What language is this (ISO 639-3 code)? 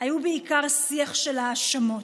heb